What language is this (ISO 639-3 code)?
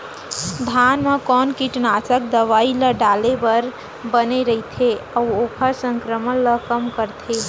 hne